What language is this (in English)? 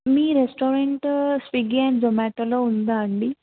Telugu